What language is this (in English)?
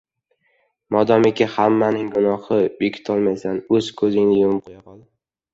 Uzbek